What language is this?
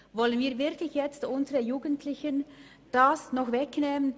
Swiss German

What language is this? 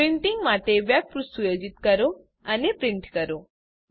Gujarati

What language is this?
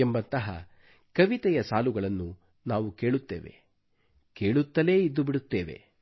Kannada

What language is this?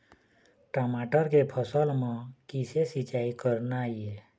Chhattisgarhi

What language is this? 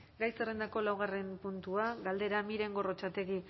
Basque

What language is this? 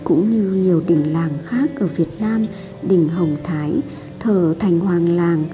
Vietnamese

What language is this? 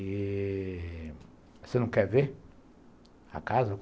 Portuguese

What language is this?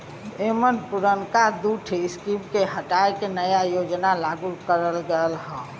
Bhojpuri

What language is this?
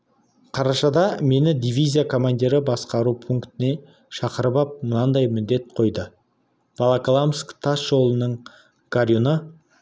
Kazakh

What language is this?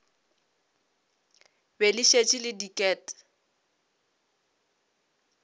Northern Sotho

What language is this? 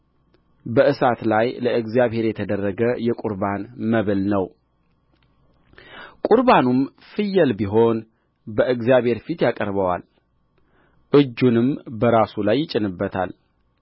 Amharic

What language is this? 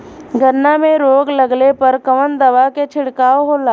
Bhojpuri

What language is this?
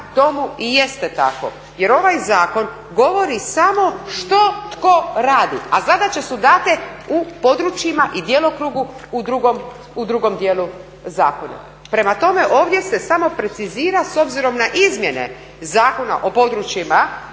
Croatian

